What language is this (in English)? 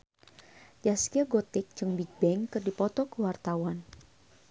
Sundanese